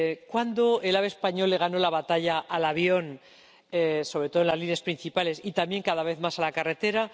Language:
Spanish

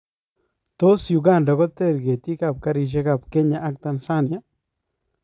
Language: Kalenjin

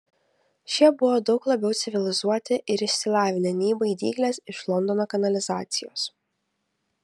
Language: Lithuanian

